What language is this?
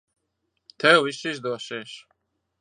Latvian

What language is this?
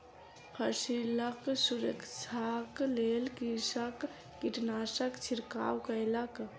Maithili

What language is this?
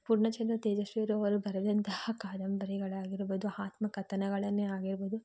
Kannada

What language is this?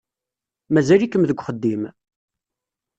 Kabyle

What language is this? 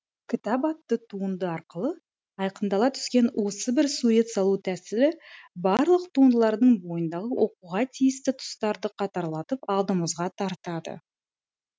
Kazakh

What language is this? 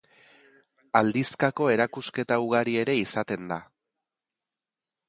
Basque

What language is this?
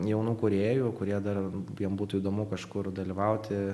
Lithuanian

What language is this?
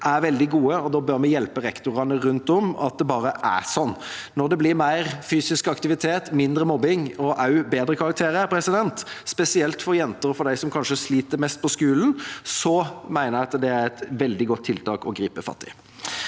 Norwegian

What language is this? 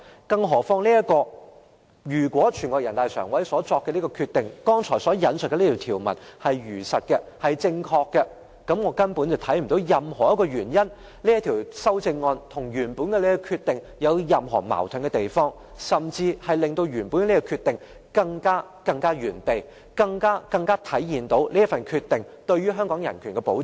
Cantonese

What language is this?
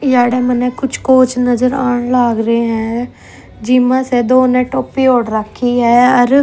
Haryanvi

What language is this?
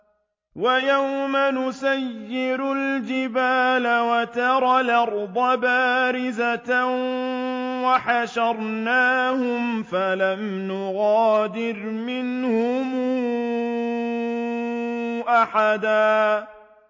Arabic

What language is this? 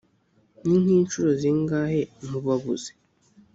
Kinyarwanda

